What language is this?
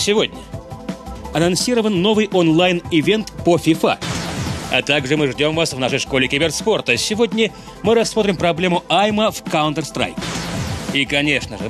Russian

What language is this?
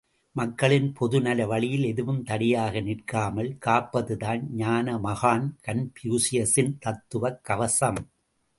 Tamil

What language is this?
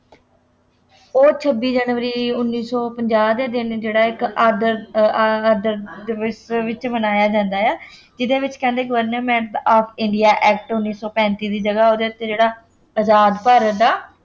Punjabi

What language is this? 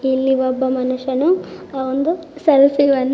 Kannada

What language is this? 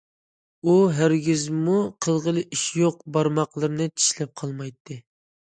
Uyghur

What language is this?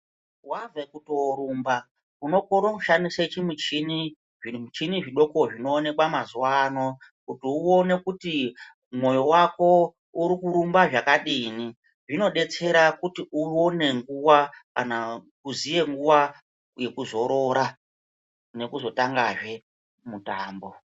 Ndau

